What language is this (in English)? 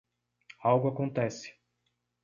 Portuguese